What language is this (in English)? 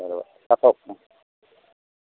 Assamese